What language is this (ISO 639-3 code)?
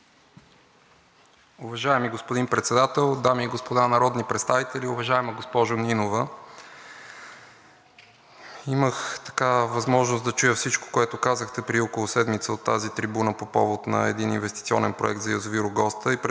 bul